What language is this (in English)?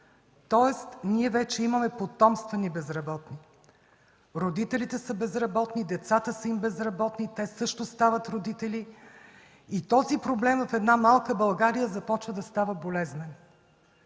Bulgarian